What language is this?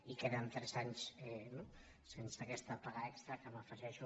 Catalan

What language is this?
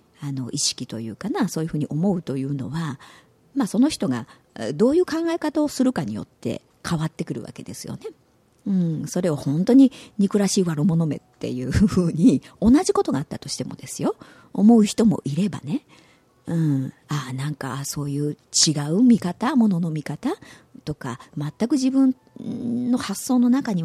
Japanese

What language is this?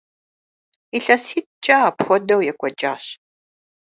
Kabardian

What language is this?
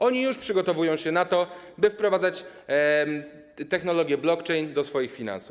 Polish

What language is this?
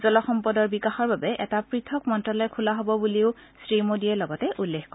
Assamese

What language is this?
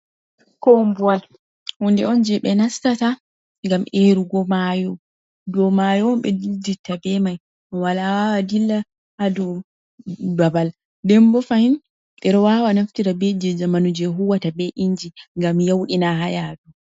Fula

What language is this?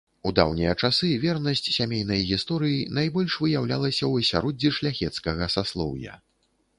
Belarusian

